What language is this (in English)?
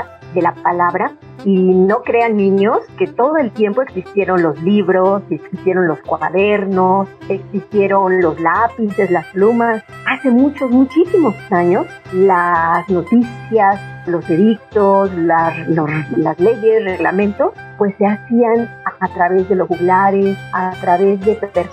Spanish